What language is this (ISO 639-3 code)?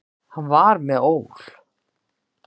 isl